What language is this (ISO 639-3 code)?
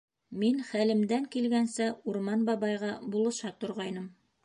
bak